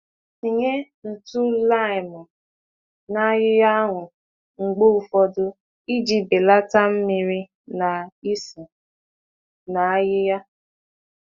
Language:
Igbo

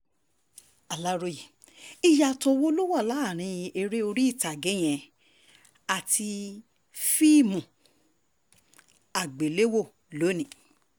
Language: Yoruba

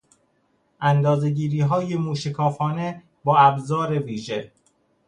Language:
Persian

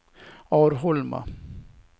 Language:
Swedish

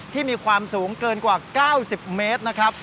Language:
Thai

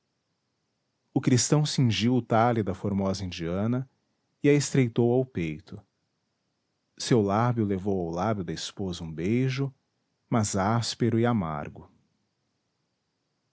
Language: Portuguese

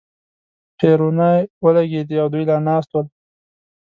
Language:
Pashto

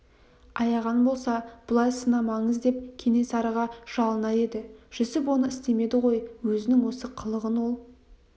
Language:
Kazakh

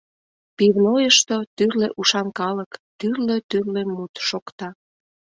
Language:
Mari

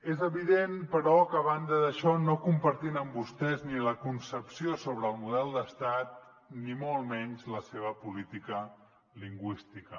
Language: Catalan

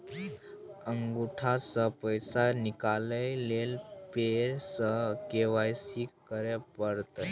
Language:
Maithili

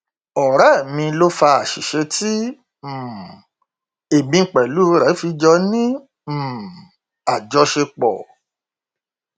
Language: Yoruba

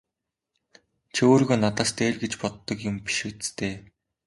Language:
Mongolian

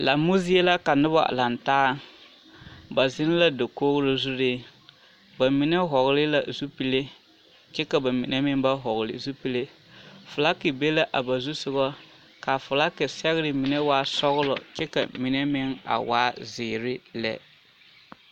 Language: Southern Dagaare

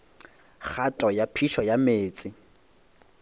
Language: Northern Sotho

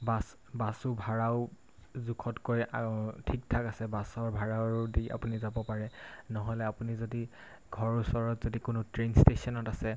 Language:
Assamese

